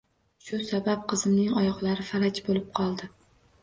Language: Uzbek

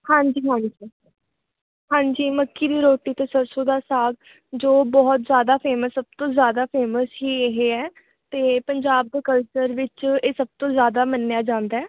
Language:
Punjabi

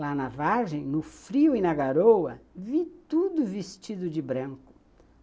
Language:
Portuguese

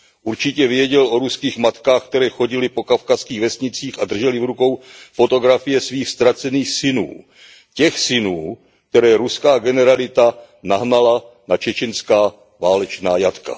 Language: Czech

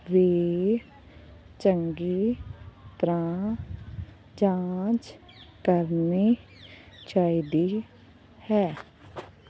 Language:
Punjabi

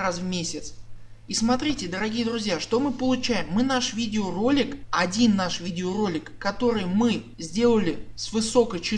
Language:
Russian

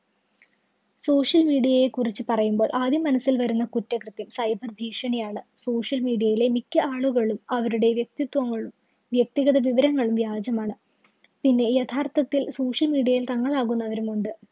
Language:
Malayalam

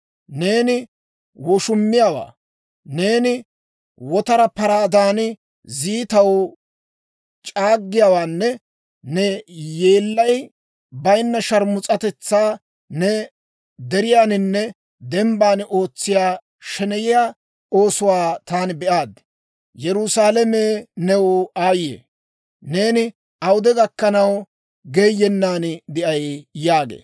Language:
Dawro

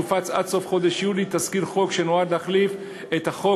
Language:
Hebrew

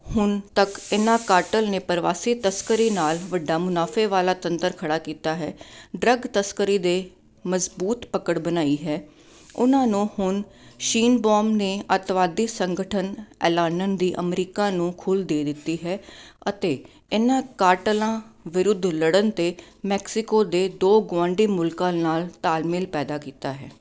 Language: Punjabi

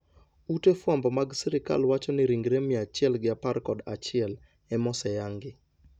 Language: Luo (Kenya and Tanzania)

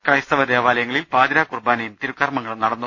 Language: Malayalam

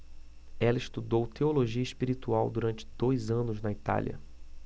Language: Portuguese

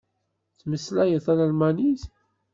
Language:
Kabyle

